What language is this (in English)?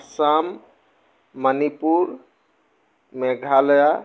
Assamese